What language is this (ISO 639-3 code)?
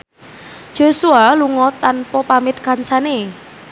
jav